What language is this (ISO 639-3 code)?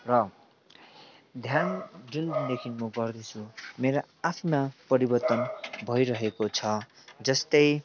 nep